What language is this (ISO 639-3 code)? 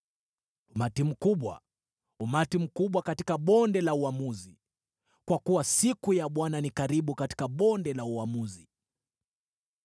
swa